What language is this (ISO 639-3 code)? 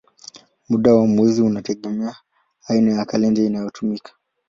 swa